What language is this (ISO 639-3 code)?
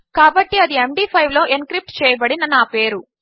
tel